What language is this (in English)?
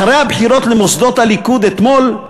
Hebrew